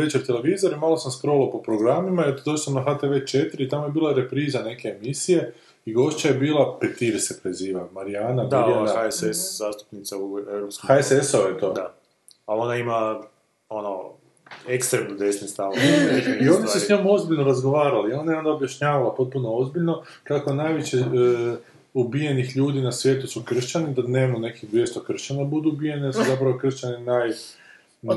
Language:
Croatian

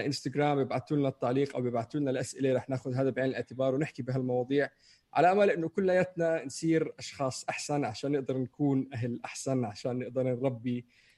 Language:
Arabic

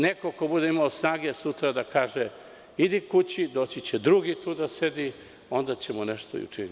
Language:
Serbian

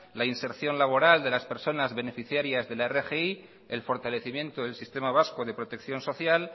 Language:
Spanish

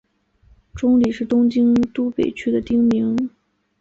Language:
Chinese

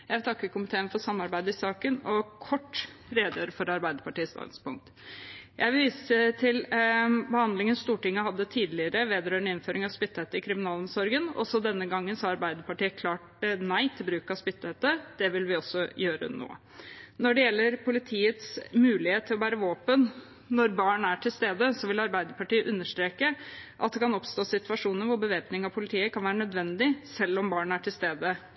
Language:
Norwegian Bokmål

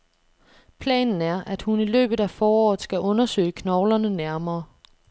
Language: Danish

